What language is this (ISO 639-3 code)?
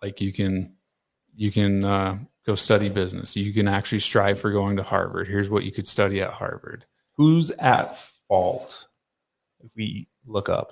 eng